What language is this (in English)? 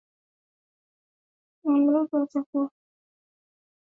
Swahili